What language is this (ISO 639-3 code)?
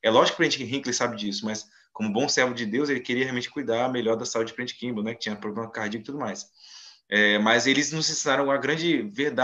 por